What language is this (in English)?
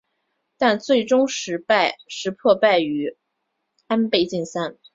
Chinese